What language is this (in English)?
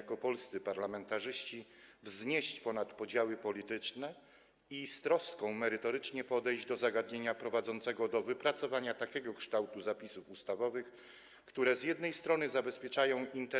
Polish